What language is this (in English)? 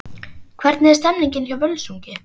Icelandic